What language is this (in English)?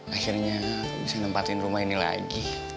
Indonesian